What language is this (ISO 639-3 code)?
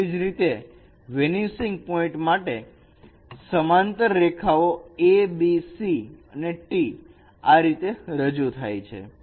guj